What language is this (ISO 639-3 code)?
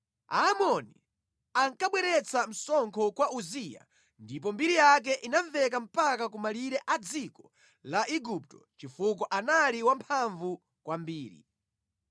nya